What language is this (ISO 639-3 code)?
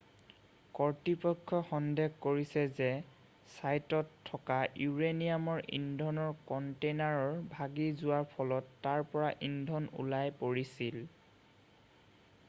asm